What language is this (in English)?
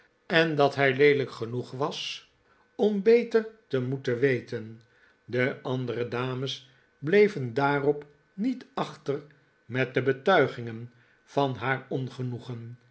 Dutch